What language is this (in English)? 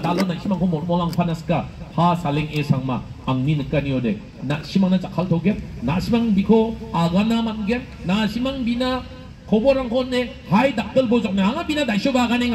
Korean